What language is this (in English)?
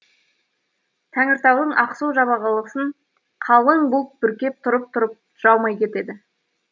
Kazakh